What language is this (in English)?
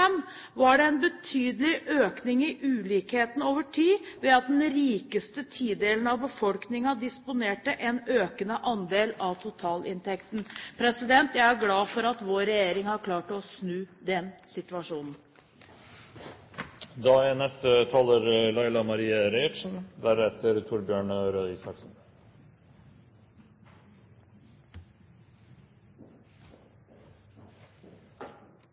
Norwegian